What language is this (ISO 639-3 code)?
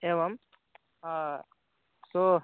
san